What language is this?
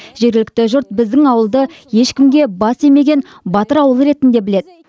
Kazakh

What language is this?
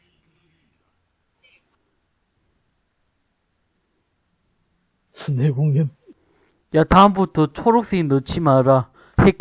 Korean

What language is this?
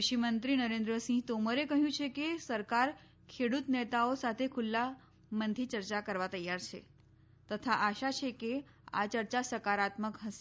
Gujarati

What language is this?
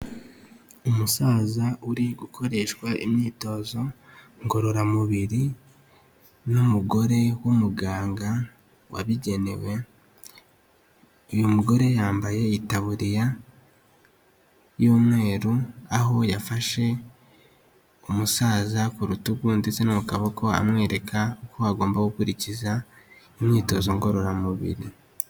Kinyarwanda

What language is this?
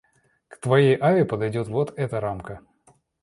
Russian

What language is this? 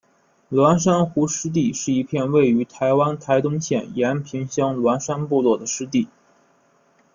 Chinese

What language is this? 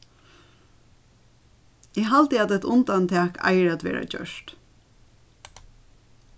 Faroese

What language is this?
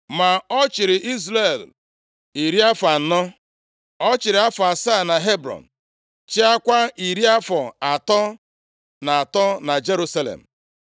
Igbo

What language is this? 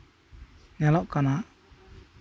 Santali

